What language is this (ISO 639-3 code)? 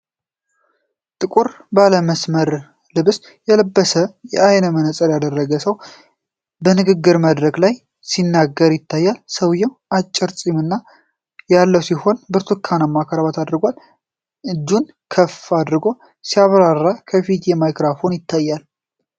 amh